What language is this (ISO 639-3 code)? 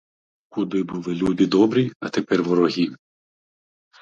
ukr